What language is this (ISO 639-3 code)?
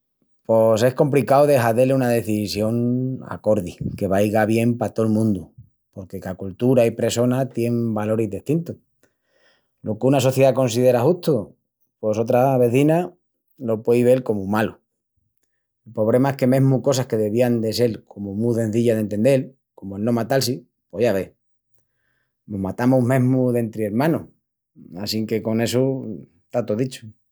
ext